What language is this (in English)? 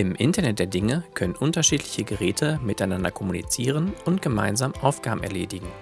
German